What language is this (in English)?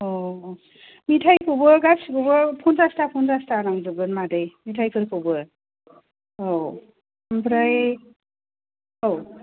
Bodo